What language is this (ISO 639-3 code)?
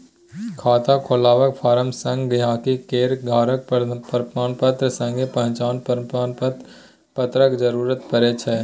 mai